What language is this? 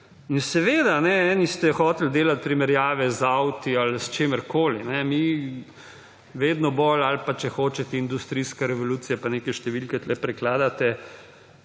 Slovenian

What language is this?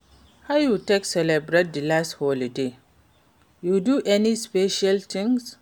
Nigerian Pidgin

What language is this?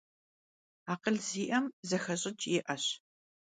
Kabardian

